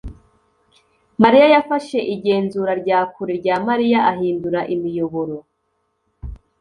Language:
Kinyarwanda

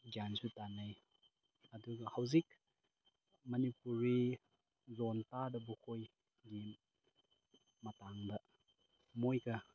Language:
Manipuri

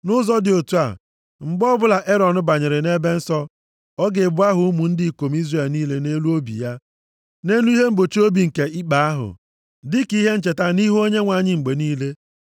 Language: Igbo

